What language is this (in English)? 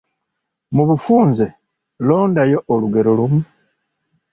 Ganda